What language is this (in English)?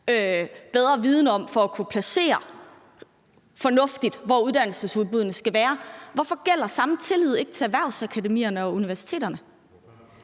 Danish